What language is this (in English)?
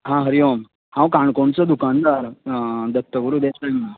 Konkani